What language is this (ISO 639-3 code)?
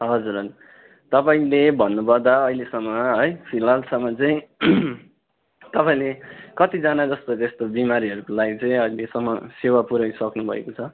nep